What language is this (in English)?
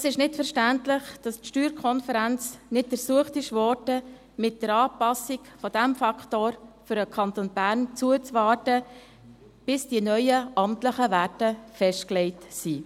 Swiss German